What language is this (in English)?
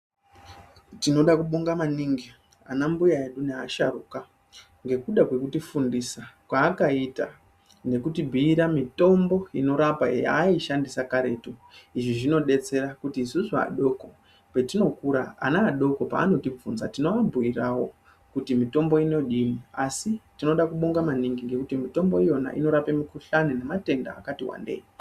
Ndau